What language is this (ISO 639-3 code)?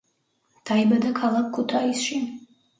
kat